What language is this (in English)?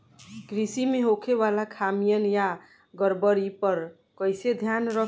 Bhojpuri